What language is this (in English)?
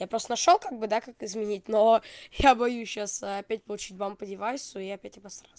Russian